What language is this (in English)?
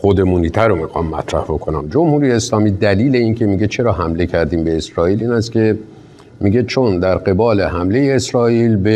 Persian